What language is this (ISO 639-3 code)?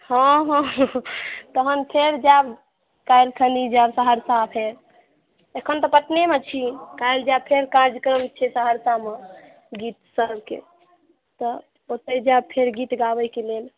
mai